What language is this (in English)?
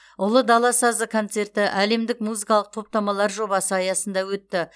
Kazakh